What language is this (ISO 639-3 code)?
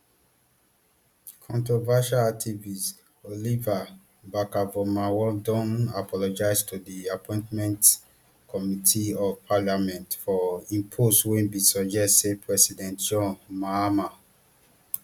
pcm